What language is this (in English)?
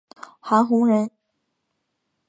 Chinese